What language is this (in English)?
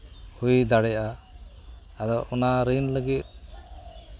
Santali